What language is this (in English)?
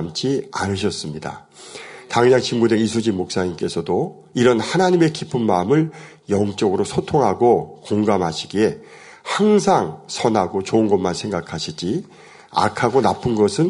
Korean